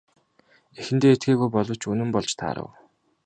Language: Mongolian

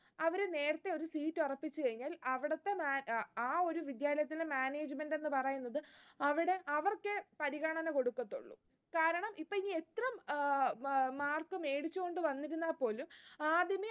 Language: Malayalam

